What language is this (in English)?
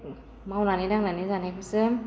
Bodo